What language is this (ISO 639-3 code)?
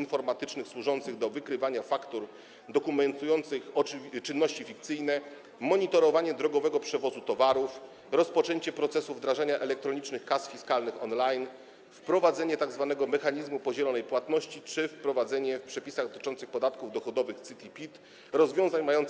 pol